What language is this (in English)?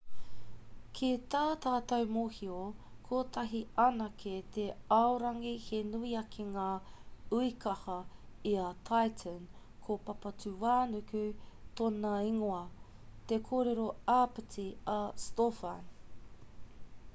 Māori